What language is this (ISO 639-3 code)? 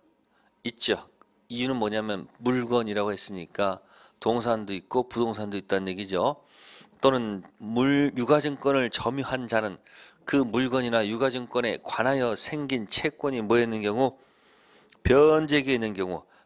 kor